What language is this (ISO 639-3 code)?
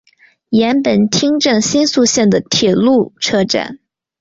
zho